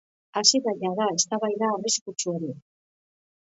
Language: Basque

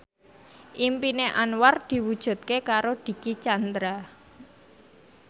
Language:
Javanese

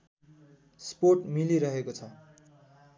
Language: Nepali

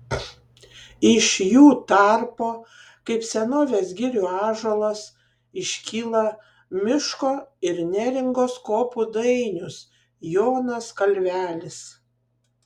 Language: Lithuanian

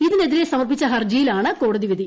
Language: Malayalam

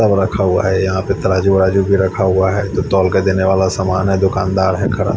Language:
Hindi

